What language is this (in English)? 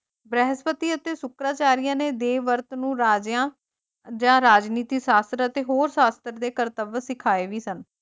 Punjabi